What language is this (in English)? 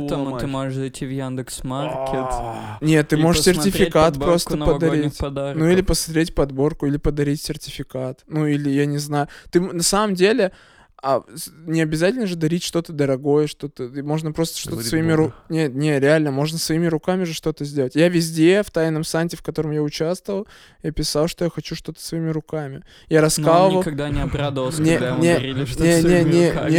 Russian